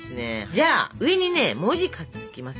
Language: Japanese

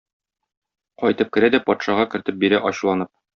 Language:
Tatar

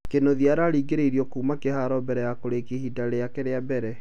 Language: Kikuyu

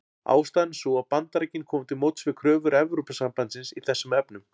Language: Icelandic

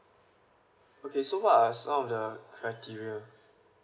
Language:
English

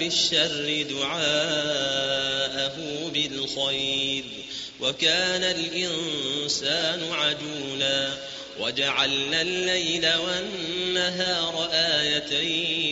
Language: Arabic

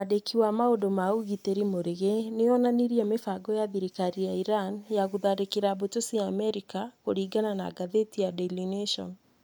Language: Kikuyu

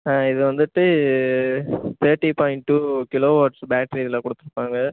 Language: Tamil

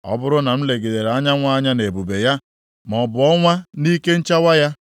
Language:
Igbo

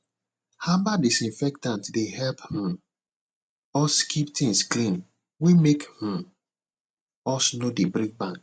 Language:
Nigerian Pidgin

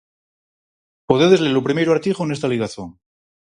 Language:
Galician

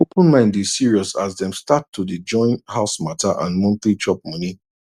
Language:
Nigerian Pidgin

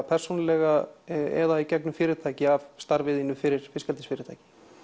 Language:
Icelandic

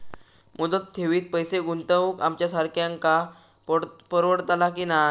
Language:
Marathi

